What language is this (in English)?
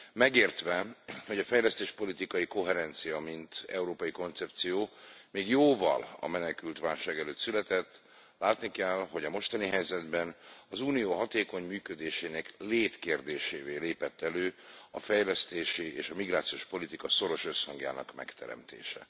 Hungarian